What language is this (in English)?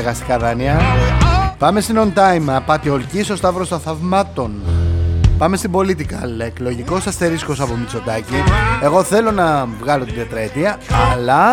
Greek